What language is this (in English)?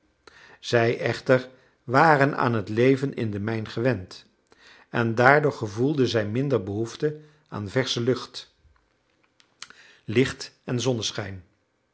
Dutch